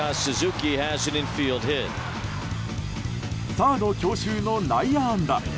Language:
Japanese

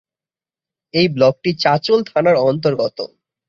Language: Bangla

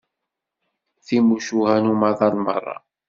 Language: Kabyle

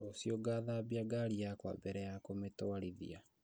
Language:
Kikuyu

